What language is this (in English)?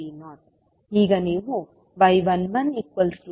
Kannada